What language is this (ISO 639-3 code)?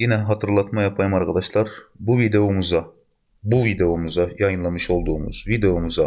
tur